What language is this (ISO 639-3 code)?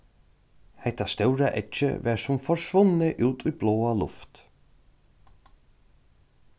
fao